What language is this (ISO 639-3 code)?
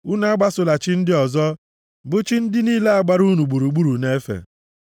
ibo